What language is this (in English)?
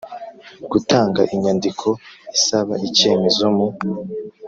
Kinyarwanda